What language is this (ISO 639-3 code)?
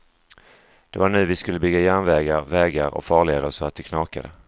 swe